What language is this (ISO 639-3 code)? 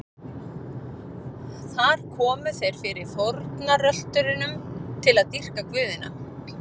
isl